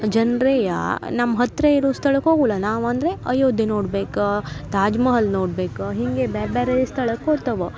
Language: Kannada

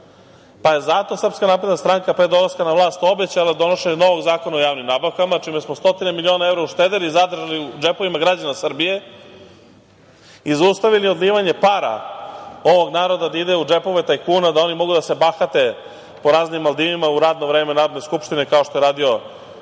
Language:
Serbian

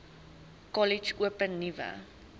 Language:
Afrikaans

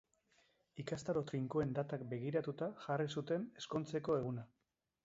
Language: Basque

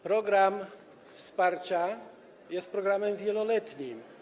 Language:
Polish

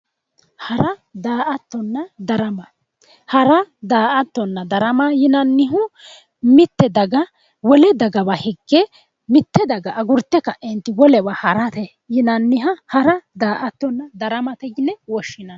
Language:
Sidamo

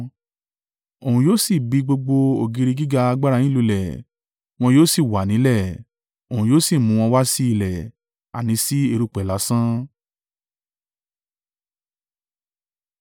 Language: Yoruba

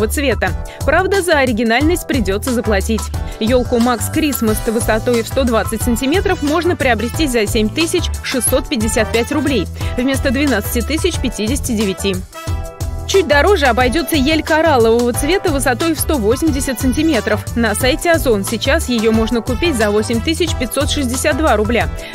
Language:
Russian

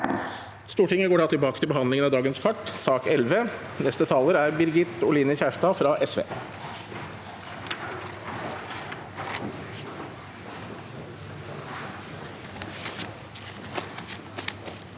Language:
Norwegian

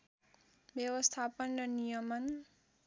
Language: Nepali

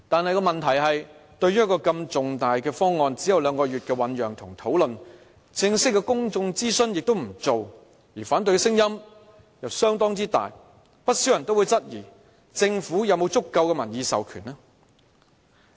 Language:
Cantonese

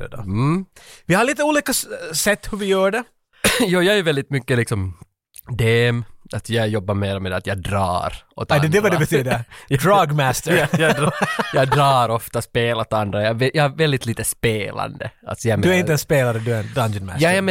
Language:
Swedish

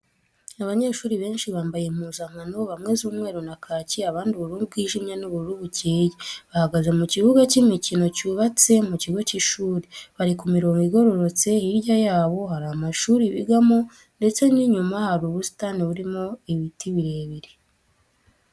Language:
Kinyarwanda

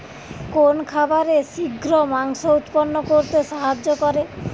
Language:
Bangla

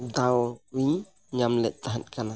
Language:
Santali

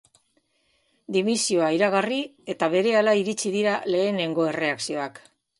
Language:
Basque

